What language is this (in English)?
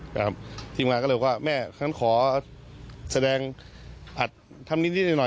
Thai